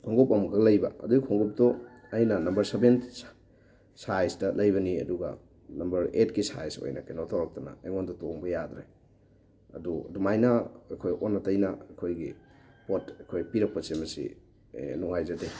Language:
Manipuri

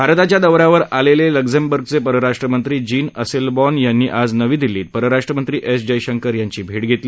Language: Marathi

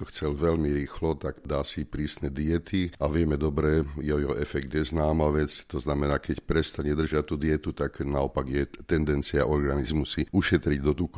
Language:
Slovak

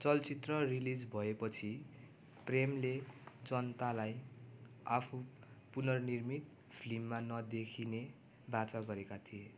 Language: Nepali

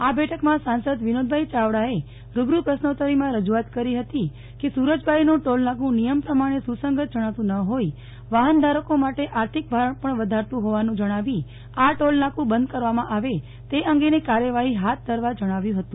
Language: Gujarati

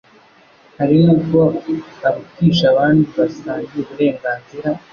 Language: Kinyarwanda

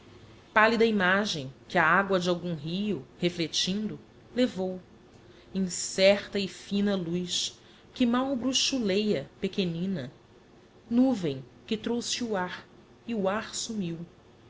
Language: Portuguese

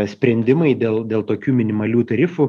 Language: Lithuanian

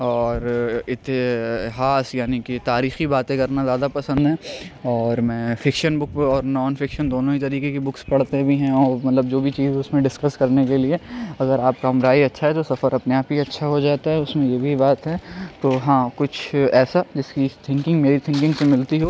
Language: Urdu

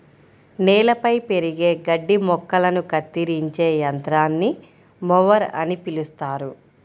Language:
Telugu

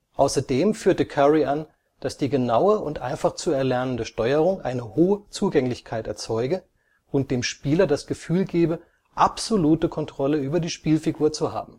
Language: German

